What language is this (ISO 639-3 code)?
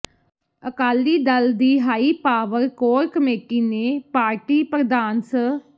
pan